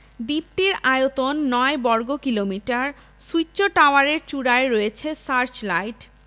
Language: Bangla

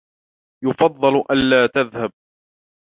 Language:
Arabic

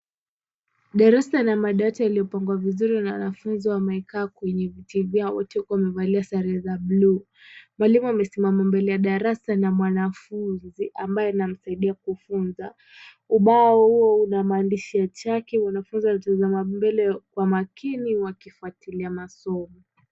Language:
Swahili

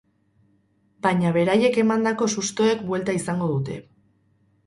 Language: Basque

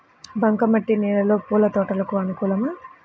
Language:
Telugu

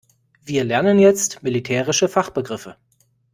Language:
German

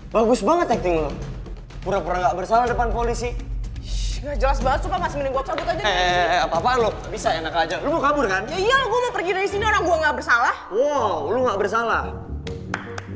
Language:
Indonesian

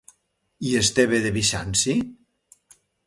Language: Catalan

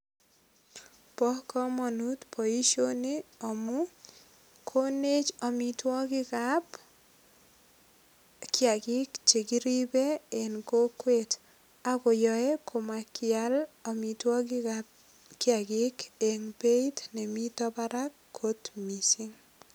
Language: Kalenjin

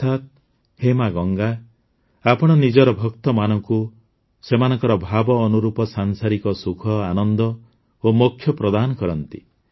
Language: Odia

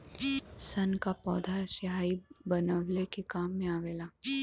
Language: Bhojpuri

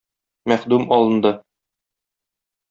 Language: Tatar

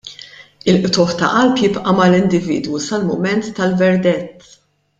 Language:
Maltese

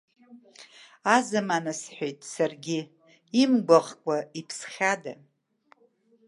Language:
Abkhazian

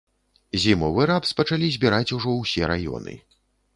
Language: Belarusian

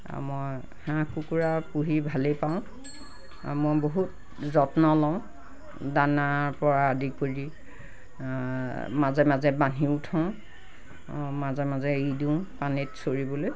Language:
Assamese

